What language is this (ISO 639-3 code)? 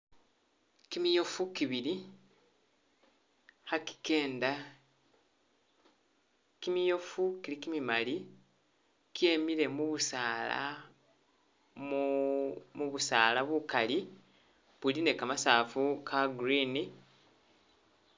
myx